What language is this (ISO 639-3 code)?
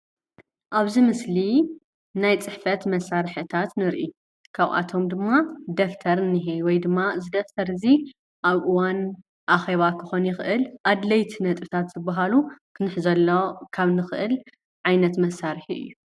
tir